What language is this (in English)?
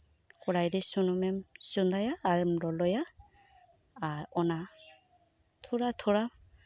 Santali